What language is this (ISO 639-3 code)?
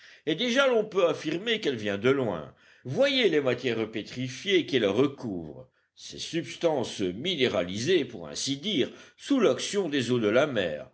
fra